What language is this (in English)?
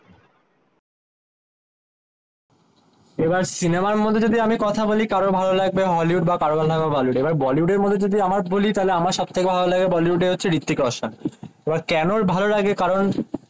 Bangla